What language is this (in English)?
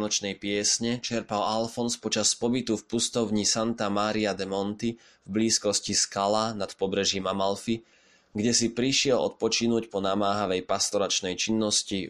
Slovak